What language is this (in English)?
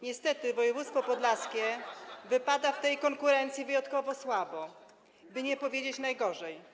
Polish